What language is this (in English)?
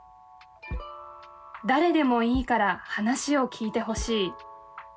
Japanese